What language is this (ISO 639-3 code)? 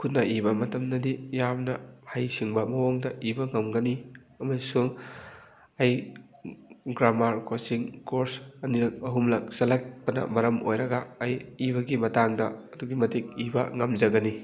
mni